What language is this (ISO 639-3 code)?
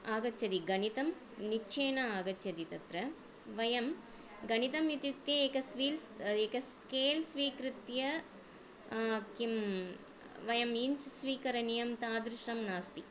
san